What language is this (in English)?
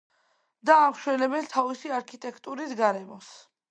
Georgian